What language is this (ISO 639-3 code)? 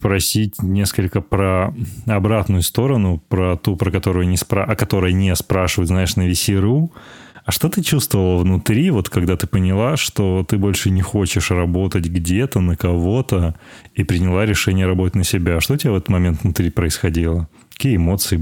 rus